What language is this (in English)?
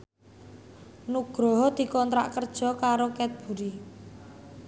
Javanese